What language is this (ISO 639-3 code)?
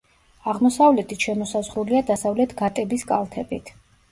kat